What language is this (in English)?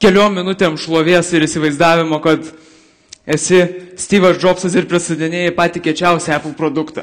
Lithuanian